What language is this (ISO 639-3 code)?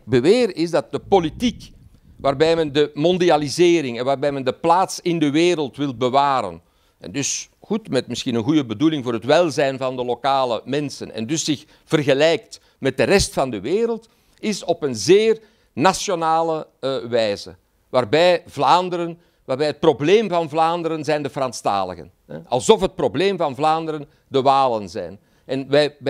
nld